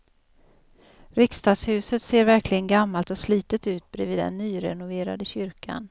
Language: Swedish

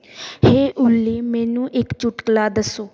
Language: Punjabi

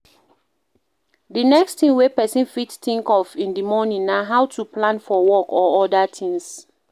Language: Nigerian Pidgin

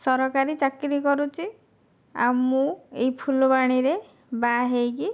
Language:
Odia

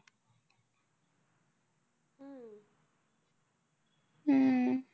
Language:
Marathi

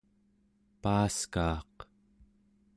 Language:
Central Yupik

